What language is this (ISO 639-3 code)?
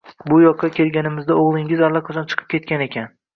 uzb